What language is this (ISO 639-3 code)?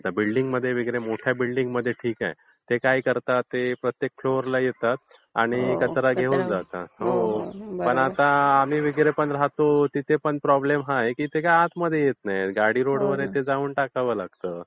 mar